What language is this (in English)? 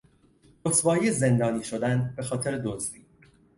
Persian